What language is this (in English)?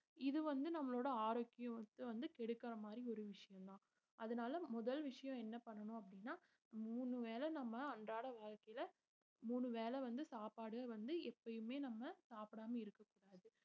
Tamil